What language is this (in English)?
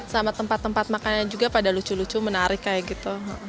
Indonesian